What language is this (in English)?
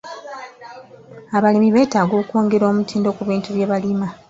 Ganda